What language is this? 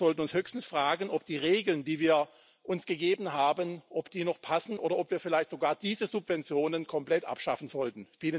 German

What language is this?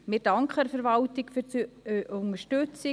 Swiss German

